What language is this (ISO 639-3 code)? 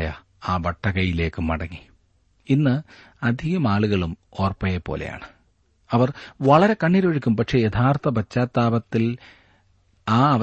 mal